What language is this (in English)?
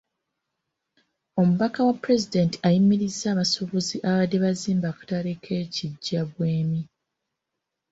Ganda